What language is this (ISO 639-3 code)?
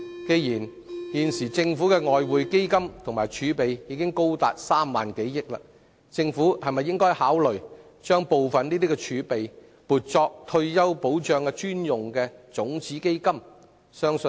yue